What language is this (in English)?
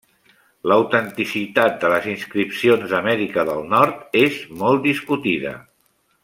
Catalan